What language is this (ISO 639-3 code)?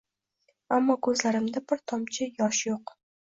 uzb